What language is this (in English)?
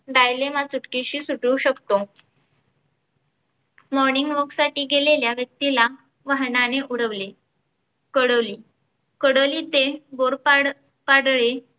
Marathi